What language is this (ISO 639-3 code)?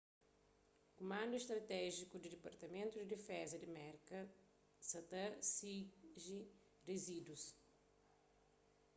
kea